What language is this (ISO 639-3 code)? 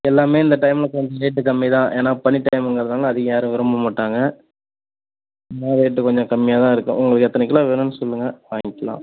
tam